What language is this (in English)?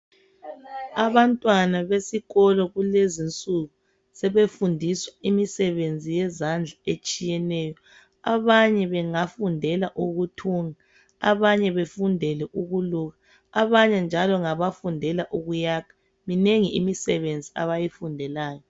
North Ndebele